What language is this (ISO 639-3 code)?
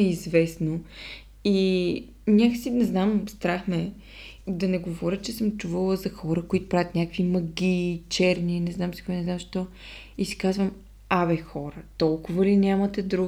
bul